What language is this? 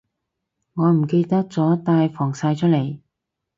Cantonese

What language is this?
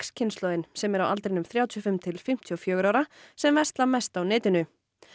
Icelandic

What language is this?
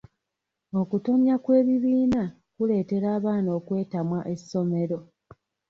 Ganda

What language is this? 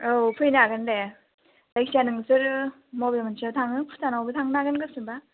Bodo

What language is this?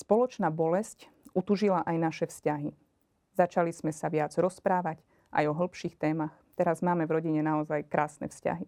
Slovak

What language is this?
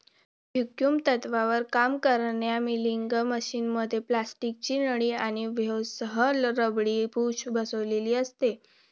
Marathi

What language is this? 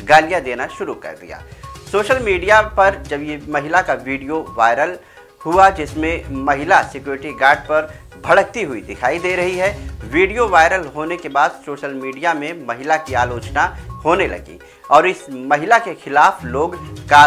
Hindi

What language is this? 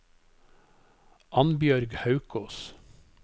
Norwegian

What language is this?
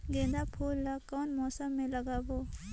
Chhattisgarhi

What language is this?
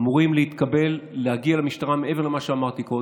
Hebrew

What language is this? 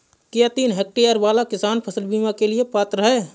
Hindi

